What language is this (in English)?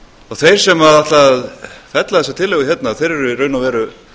Icelandic